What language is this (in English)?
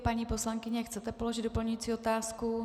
Czech